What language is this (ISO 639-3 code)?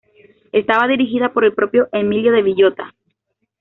spa